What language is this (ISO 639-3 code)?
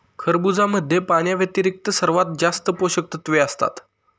mar